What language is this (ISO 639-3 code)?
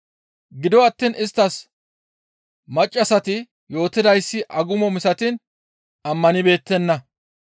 gmv